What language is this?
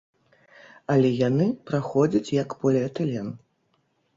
Belarusian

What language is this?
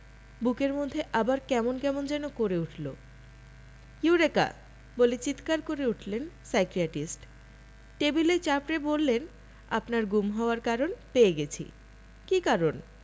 Bangla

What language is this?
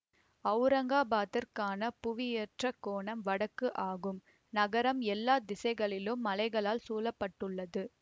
Tamil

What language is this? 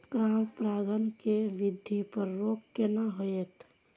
Maithili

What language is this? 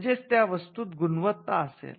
Marathi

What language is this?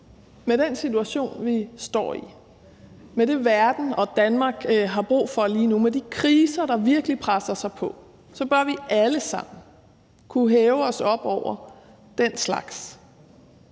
Danish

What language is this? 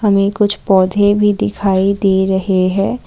Hindi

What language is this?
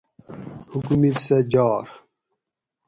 Gawri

